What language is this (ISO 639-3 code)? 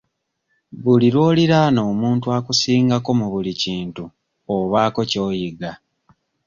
lug